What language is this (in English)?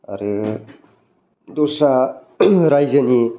Bodo